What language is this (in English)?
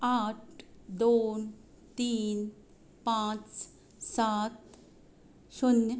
Konkani